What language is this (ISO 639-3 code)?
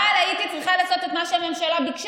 heb